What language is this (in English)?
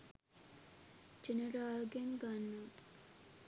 Sinhala